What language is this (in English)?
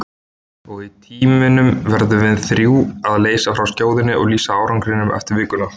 Icelandic